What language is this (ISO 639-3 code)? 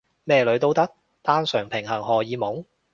yue